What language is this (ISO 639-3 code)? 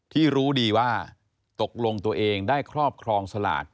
tha